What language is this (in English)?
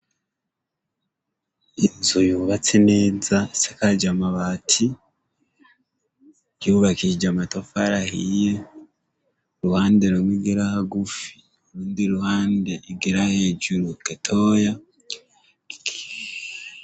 Rundi